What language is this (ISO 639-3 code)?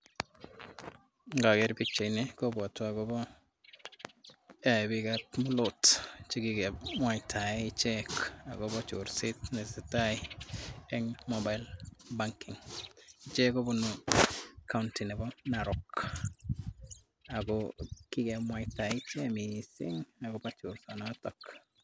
kln